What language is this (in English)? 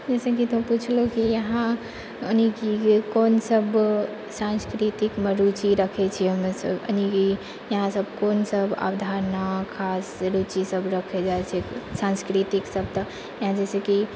Maithili